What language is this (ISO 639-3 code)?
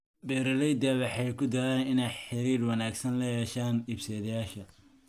som